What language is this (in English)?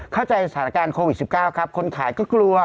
Thai